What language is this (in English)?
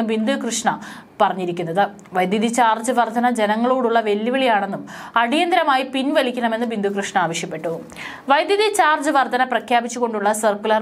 Malayalam